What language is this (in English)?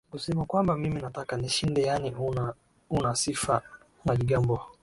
Swahili